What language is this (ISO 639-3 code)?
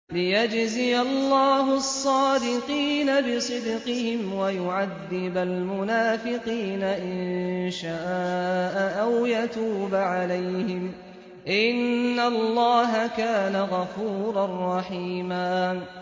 ara